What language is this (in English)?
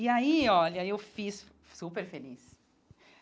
Portuguese